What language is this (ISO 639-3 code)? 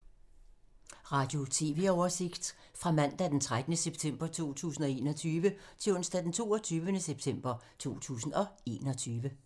dan